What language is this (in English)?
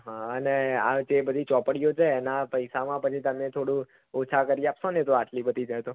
Gujarati